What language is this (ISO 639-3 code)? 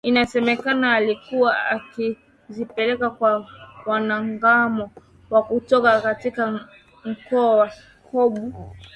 swa